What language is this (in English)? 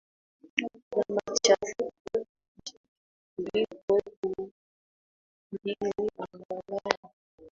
Swahili